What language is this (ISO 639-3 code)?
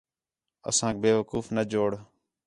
xhe